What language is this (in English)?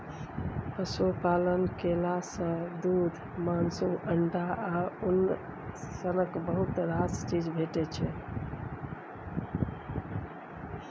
Maithili